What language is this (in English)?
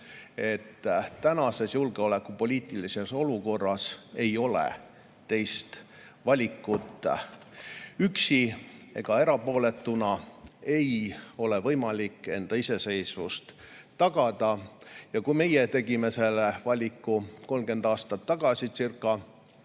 Estonian